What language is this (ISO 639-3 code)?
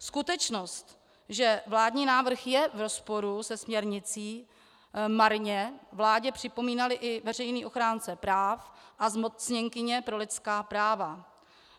ces